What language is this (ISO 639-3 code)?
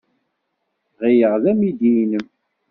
kab